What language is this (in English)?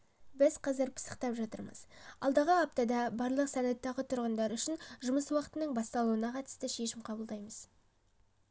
Kazakh